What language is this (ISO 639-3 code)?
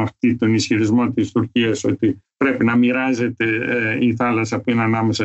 ell